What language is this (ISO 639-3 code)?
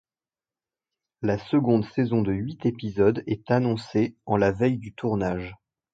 fra